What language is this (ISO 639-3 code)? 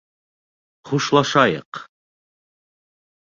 bak